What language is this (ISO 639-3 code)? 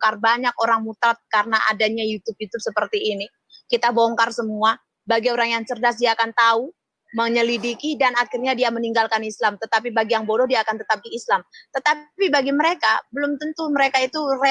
ind